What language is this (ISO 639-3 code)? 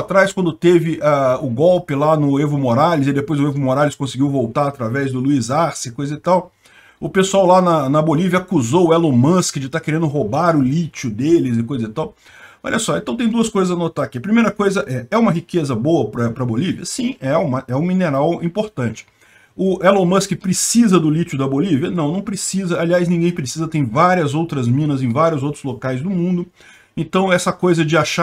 por